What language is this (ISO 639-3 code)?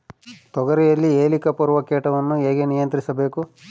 kan